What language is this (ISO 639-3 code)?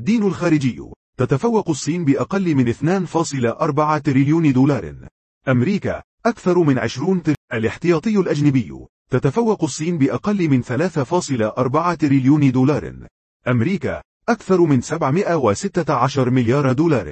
ara